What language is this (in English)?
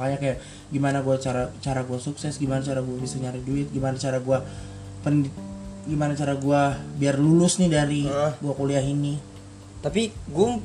Indonesian